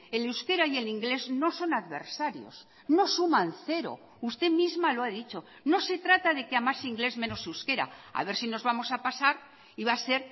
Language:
Spanish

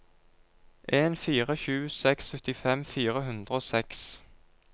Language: Norwegian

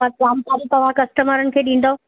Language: Sindhi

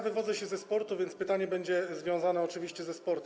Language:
Polish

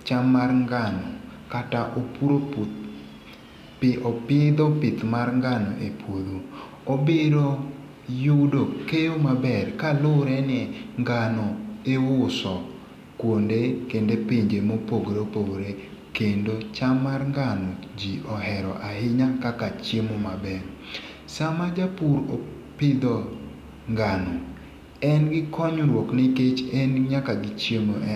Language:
Luo (Kenya and Tanzania)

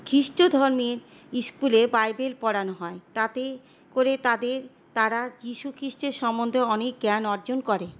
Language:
Bangla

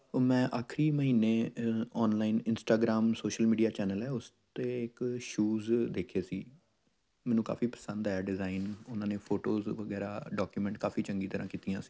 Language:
Punjabi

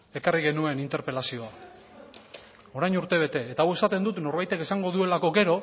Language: Basque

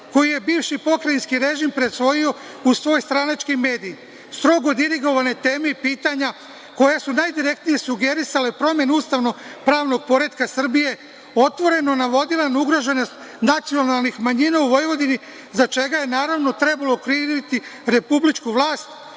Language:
Serbian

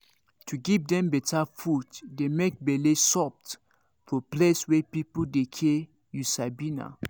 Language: Nigerian Pidgin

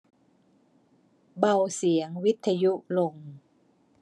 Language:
Thai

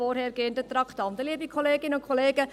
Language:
Swiss German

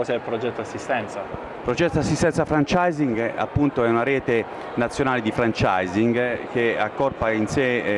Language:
Italian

